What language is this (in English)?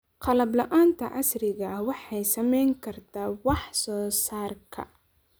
Somali